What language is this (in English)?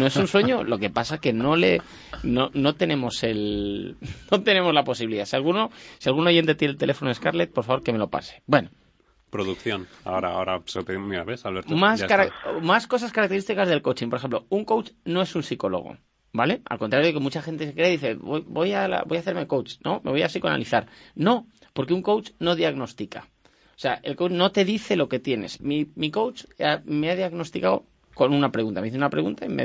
Spanish